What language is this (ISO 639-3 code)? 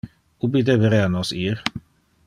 ina